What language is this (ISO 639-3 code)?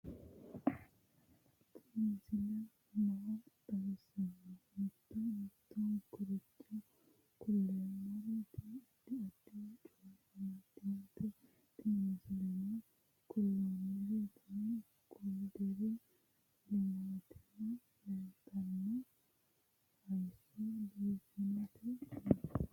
sid